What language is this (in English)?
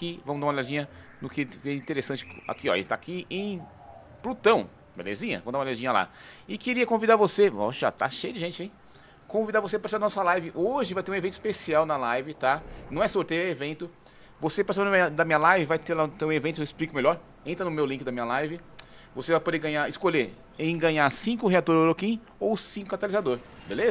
Portuguese